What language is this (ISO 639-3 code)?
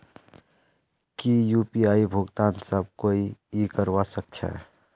mag